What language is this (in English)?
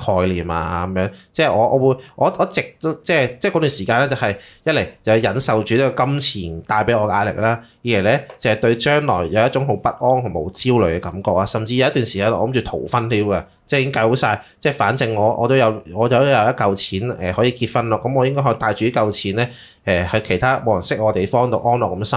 Chinese